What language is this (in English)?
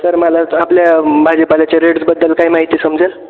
Marathi